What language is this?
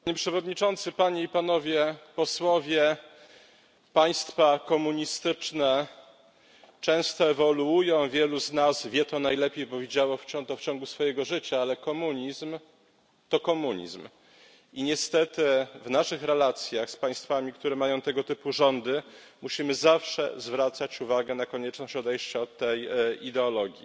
Polish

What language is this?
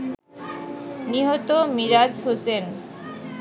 Bangla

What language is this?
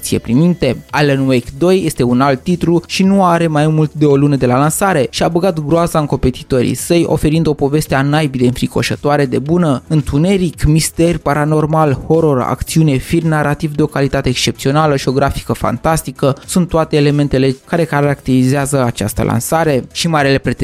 Romanian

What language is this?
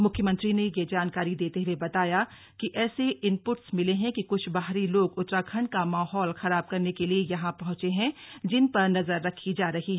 Hindi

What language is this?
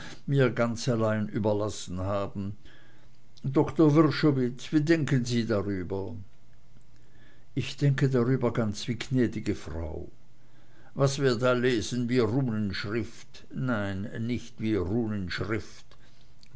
German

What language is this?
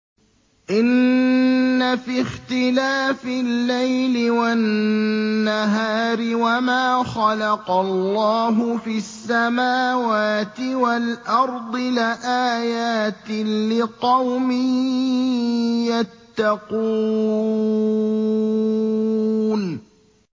Arabic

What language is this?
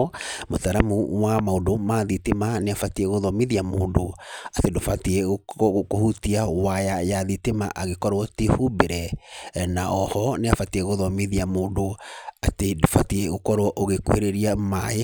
Kikuyu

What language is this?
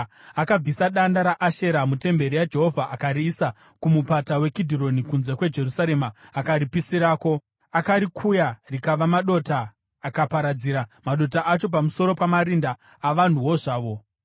Shona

